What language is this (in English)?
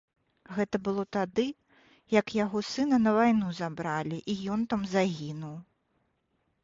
Belarusian